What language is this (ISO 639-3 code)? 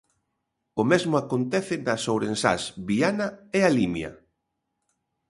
glg